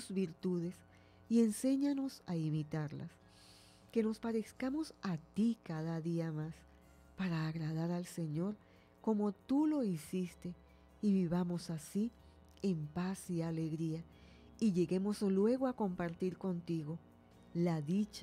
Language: Spanish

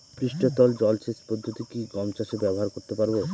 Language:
Bangla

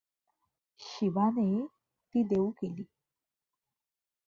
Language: Marathi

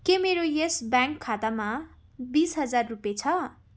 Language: Nepali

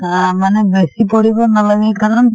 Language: Assamese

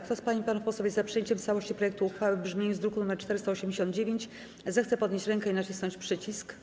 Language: Polish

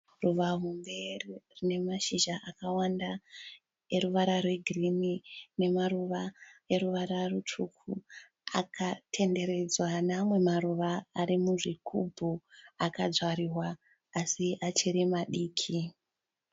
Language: Shona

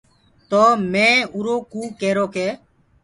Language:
Gurgula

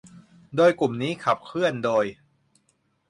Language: Thai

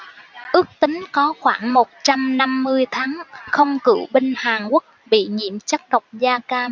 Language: Vietnamese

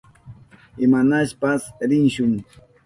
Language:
Southern Pastaza Quechua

